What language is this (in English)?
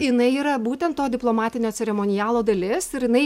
Lithuanian